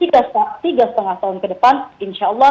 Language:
Indonesian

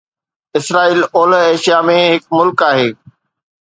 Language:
Sindhi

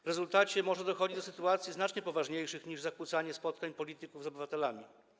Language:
Polish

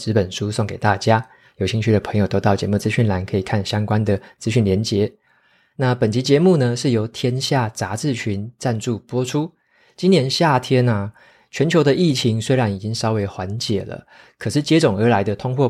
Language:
Chinese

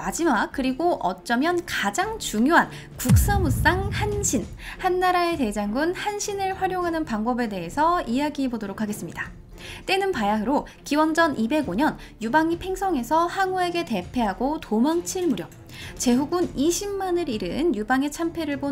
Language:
Korean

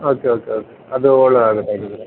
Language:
Kannada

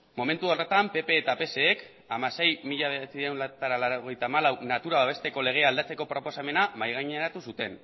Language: Basque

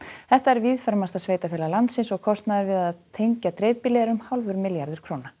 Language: Icelandic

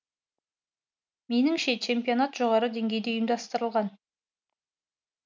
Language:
Kazakh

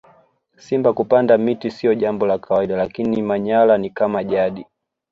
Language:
Swahili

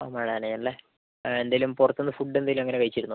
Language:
Malayalam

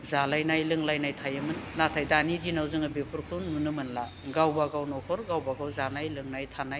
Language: Bodo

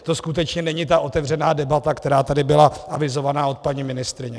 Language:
Czech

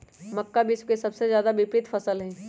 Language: Magahi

